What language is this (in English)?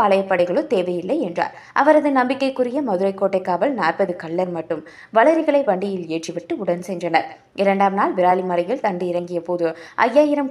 Tamil